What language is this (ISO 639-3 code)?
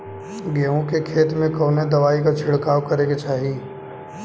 bho